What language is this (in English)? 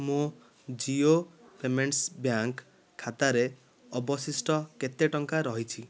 Odia